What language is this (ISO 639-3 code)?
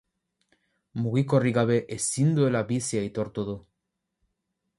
eus